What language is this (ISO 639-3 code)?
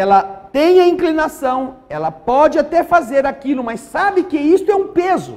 por